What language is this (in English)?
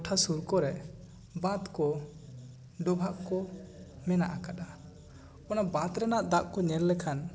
Santali